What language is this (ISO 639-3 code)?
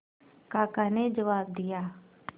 hin